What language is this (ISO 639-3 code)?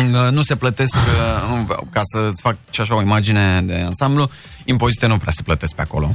ron